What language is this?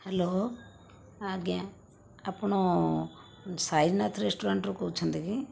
Odia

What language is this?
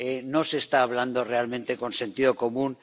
Spanish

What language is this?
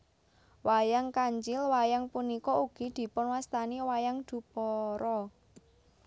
Javanese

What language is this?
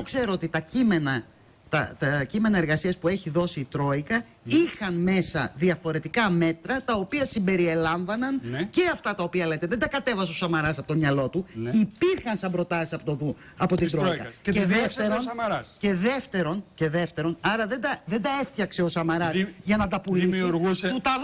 Greek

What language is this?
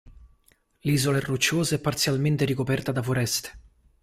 Italian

